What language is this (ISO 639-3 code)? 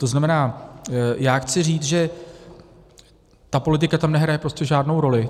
ces